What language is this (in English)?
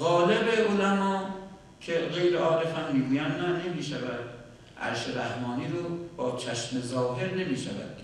Persian